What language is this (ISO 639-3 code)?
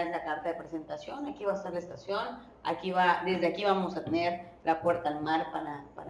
spa